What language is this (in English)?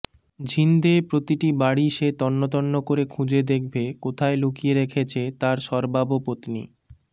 Bangla